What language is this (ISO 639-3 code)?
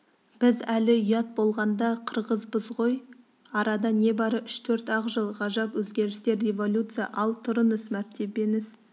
kaz